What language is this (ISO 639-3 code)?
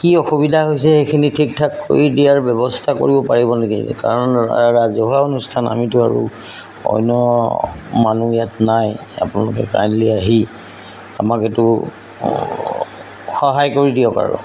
asm